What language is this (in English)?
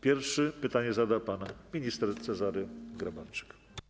Polish